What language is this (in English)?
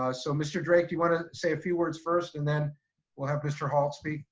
English